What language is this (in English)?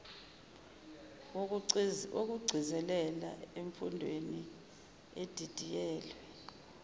Zulu